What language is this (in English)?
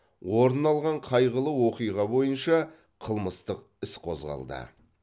Kazakh